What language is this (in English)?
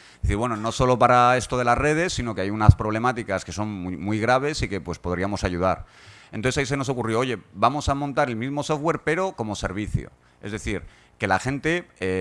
Spanish